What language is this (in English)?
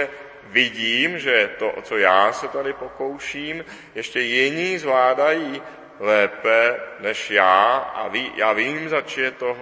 Czech